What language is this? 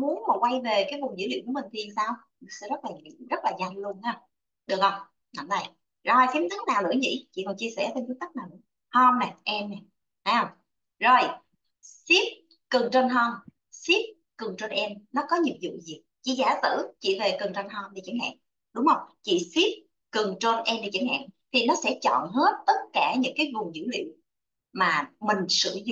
Vietnamese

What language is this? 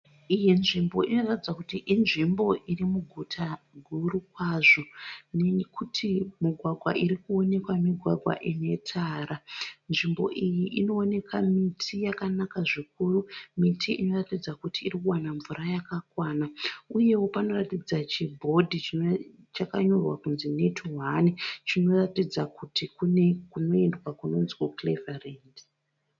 Shona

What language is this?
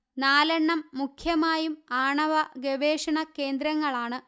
Malayalam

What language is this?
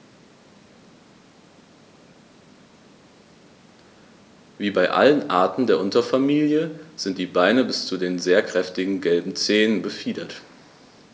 German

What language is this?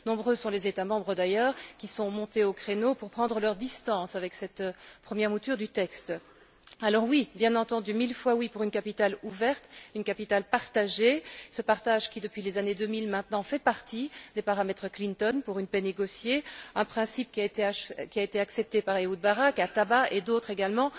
French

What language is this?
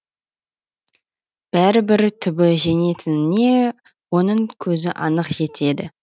Kazakh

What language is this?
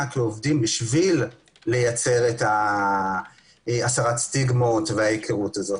Hebrew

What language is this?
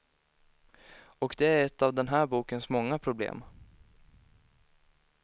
Swedish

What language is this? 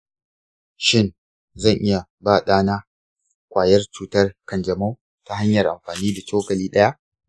Hausa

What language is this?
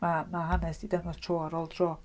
Welsh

